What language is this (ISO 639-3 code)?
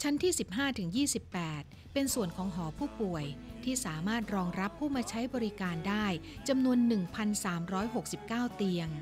tha